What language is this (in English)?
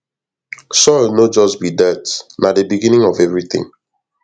Nigerian Pidgin